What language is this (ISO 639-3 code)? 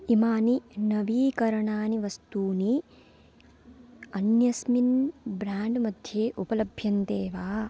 san